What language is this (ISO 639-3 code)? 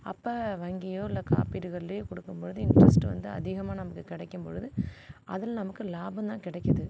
tam